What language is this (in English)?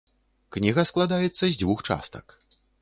Belarusian